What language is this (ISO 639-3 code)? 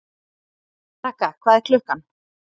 isl